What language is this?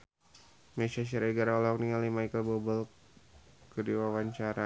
Sundanese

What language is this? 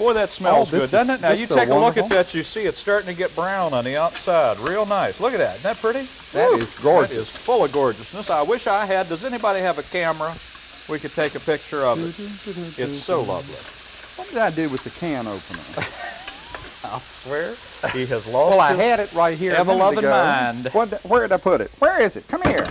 English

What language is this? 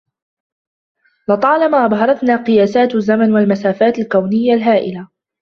Arabic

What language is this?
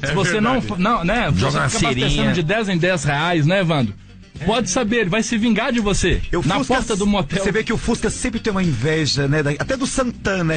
Portuguese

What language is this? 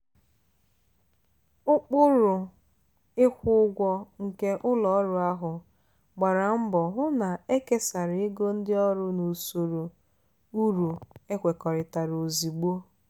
Igbo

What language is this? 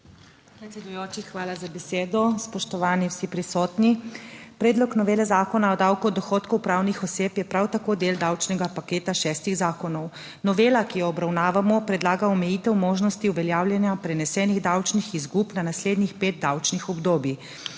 Slovenian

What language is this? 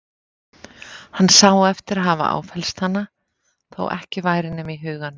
Icelandic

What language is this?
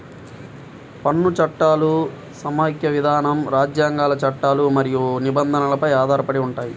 Telugu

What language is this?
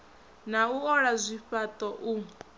Venda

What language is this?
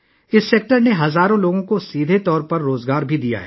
Urdu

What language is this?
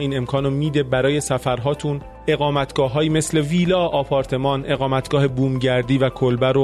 Persian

